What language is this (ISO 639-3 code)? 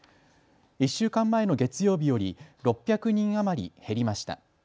jpn